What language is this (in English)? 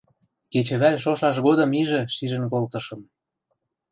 Western Mari